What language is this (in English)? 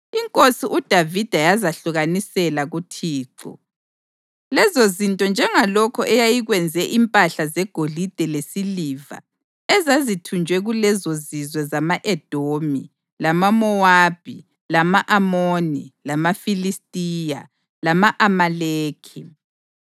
North Ndebele